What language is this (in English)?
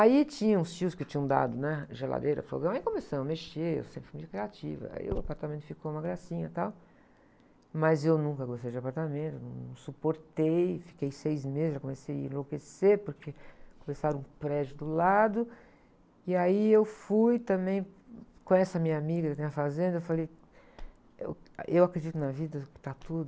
Portuguese